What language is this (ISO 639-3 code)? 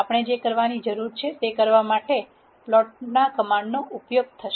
guj